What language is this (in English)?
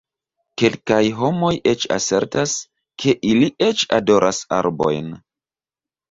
Esperanto